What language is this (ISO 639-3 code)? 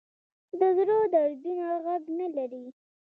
pus